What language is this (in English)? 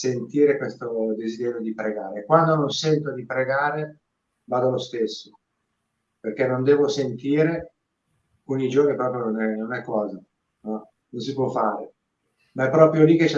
Italian